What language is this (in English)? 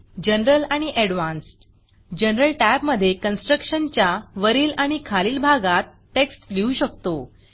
Marathi